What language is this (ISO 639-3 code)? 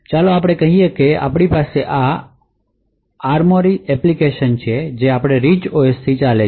guj